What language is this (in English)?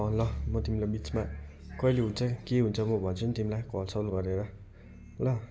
Nepali